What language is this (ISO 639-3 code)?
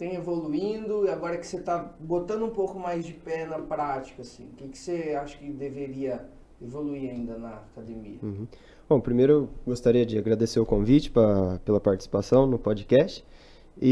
por